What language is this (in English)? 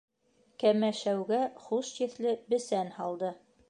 Bashkir